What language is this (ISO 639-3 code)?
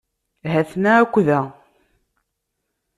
kab